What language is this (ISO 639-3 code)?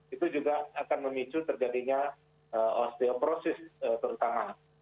ind